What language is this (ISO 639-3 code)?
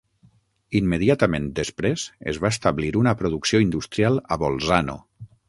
cat